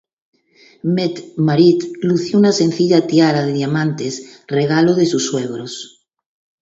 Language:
Spanish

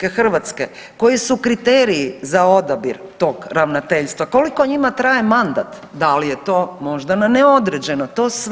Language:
Croatian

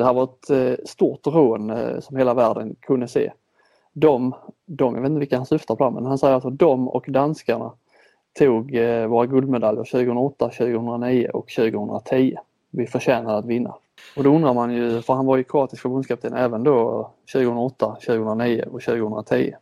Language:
Swedish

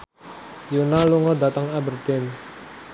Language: Javanese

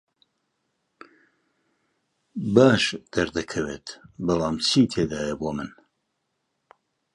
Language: Central Kurdish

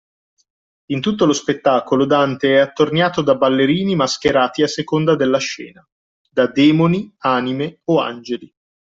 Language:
Italian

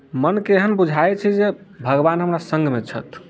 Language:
Maithili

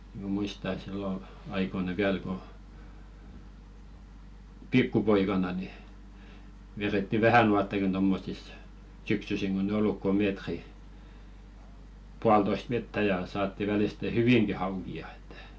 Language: Finnish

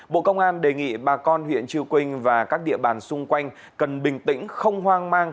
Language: Vietnamese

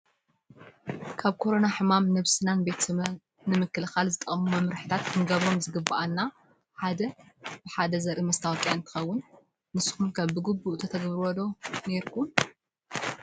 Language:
Tigrinya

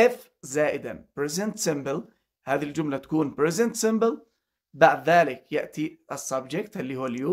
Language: Arabic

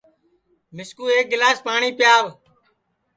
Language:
Sansi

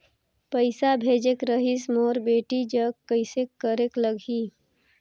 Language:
Chhattisgarhi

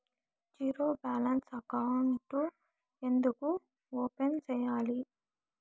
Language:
Telugu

